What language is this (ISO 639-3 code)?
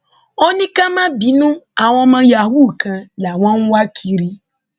yor